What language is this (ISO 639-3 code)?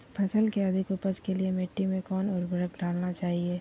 mag